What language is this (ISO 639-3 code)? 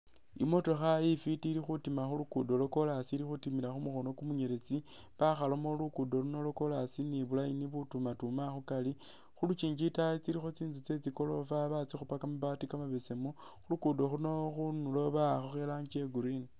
myx